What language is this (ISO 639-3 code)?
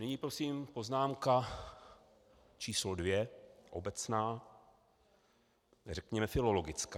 ces